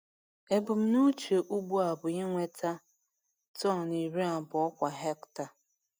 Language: Igbo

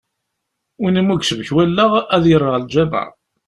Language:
Kabyle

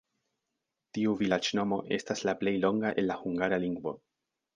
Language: Esperanto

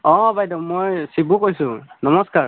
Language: Assamese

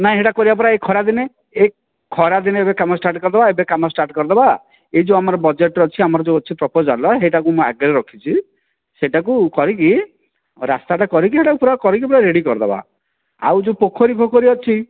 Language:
Odia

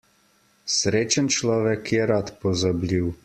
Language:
Slovenian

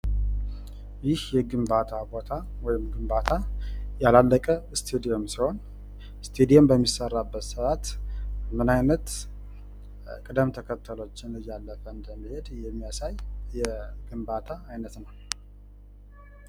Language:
Amharic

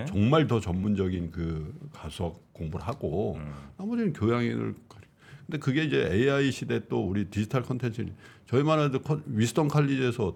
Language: Korean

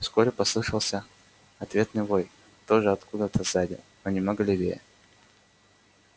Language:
Russian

